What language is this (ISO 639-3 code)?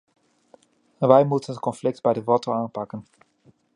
nld